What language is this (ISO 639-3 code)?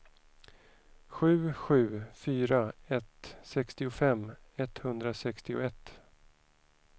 swe